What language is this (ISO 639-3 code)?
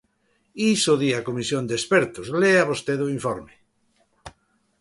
glg